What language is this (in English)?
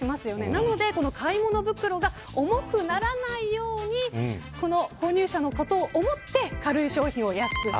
Japanese